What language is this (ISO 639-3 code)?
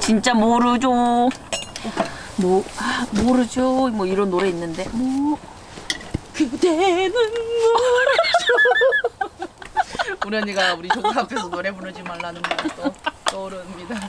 kor